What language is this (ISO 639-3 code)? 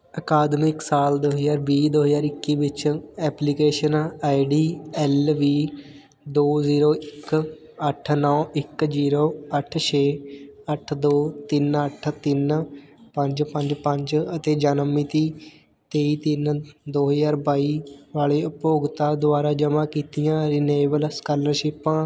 pan